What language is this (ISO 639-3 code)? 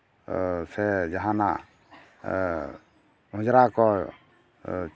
sat